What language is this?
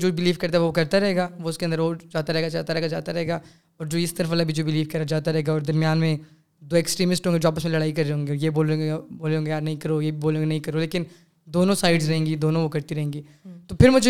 Urdu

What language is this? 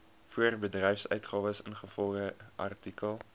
Afrikaans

